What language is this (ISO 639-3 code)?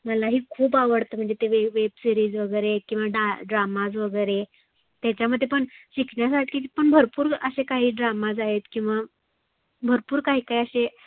mar